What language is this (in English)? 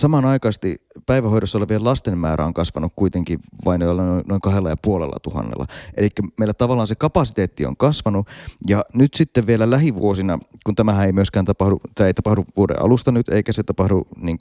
Finnish